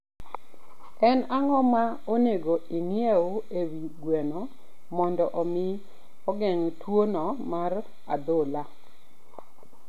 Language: Luo (Kenya and Tanzania)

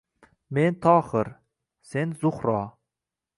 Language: Uzbek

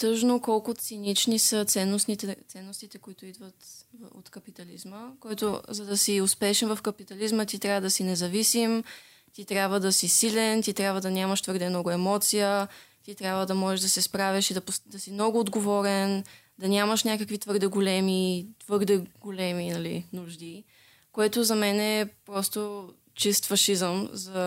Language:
Bulgarian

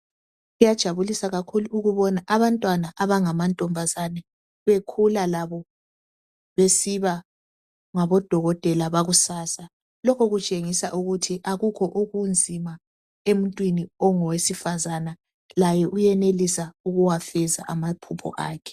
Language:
North Ndebele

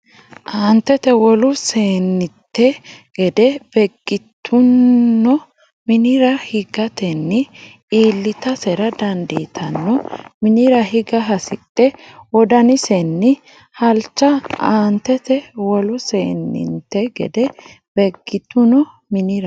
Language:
Sidamo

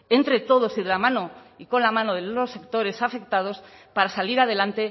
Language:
Spanish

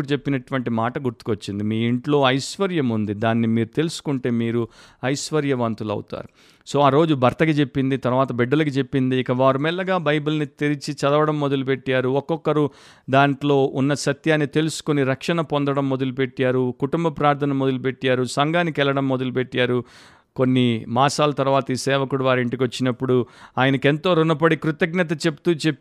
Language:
Telugu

